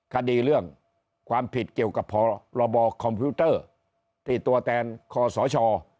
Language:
Thai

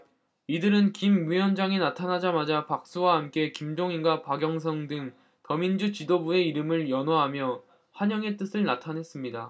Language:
Korean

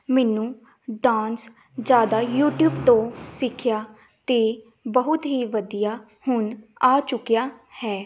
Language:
Punjabi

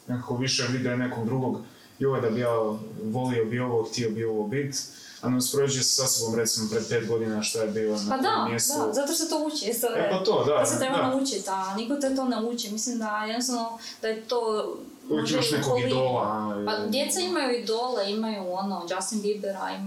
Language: Croatian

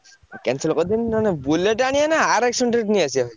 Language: Odia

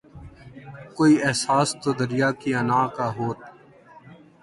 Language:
Urdu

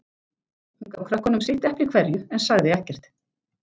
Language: Icelandic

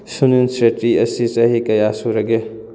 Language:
Manipuri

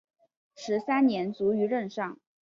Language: Chinese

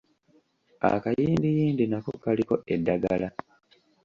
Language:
Ganda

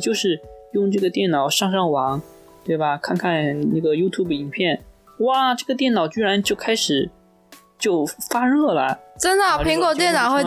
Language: Chinese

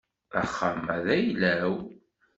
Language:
Kabyle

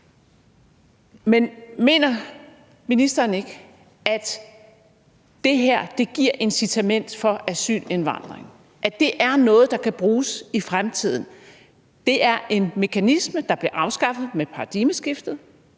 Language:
Danish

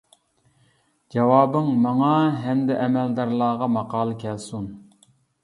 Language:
Uyghur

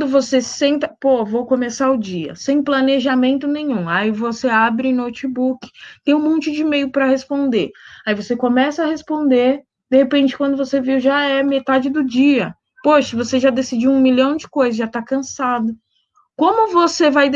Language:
Portuguese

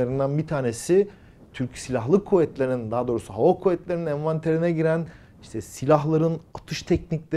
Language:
Turkish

